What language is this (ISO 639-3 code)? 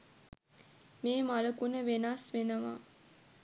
sin